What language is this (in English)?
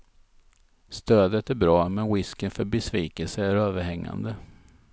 Swedish